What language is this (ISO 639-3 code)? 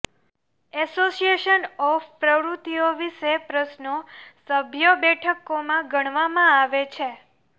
guj